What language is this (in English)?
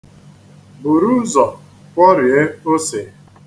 Igbo